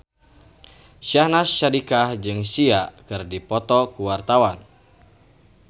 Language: Sundanese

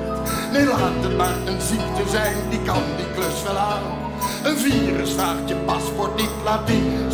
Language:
Dutch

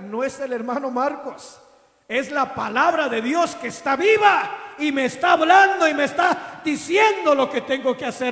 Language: Spanish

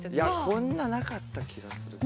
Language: Japanese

